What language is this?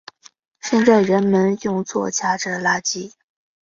Chinese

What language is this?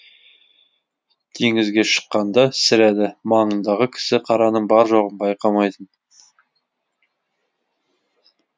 Kazakh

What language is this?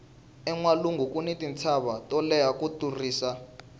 Tsonga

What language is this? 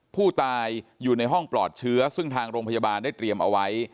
Thai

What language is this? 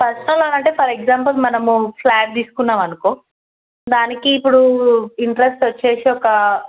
Telugu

